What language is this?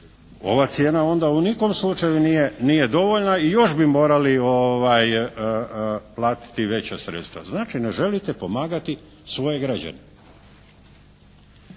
Croatian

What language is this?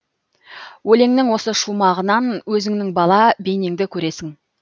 Kazakh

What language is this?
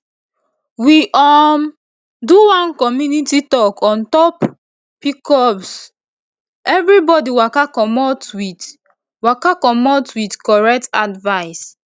Nigerian Pidgin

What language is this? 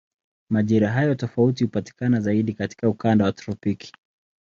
Swahili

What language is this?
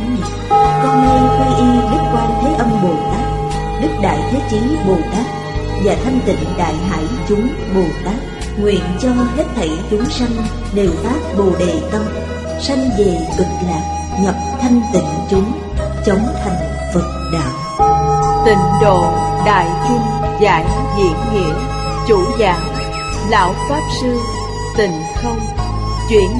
Vietnamese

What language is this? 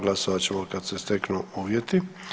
Croatian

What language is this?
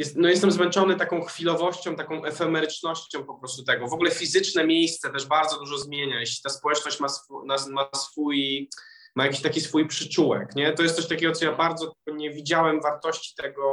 Polish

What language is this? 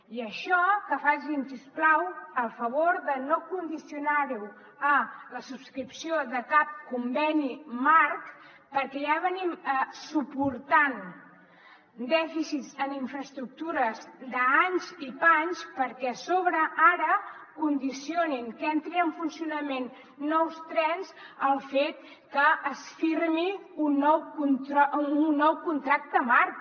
Catalan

